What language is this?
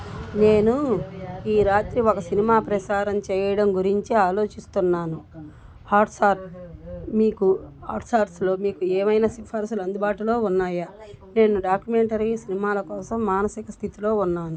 Telugu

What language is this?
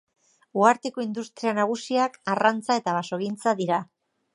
Basque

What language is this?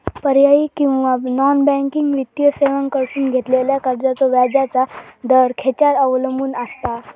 Marathi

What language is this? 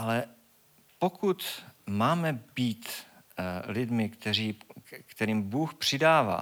Czech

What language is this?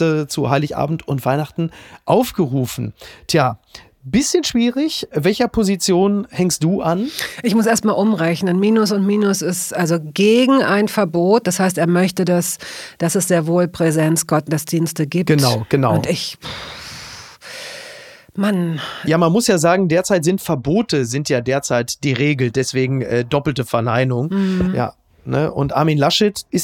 German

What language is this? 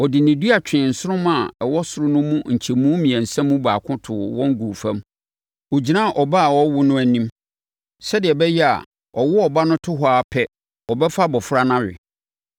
Akan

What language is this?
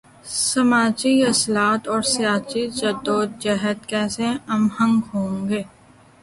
Urdu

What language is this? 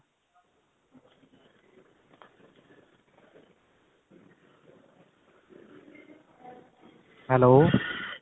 Punjabi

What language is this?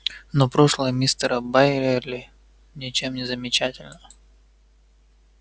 Russian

